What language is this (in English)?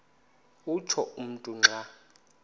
Xhosa